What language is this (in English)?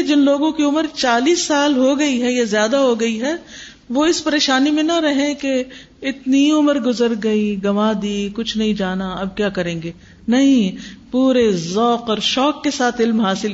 Urdu